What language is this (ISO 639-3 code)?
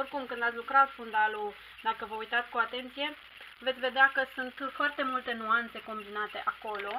ron